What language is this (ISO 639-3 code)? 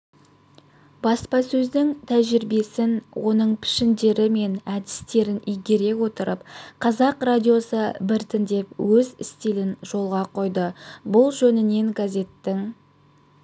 kaz